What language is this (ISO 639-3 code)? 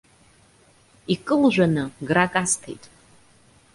abk